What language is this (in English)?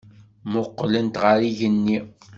Kabyle